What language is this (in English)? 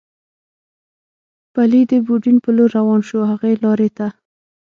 Pashto